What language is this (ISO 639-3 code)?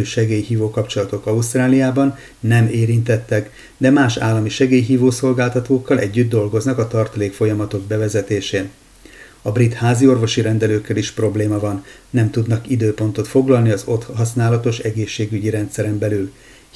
hun